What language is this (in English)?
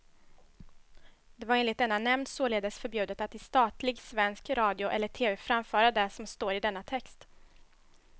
Swedish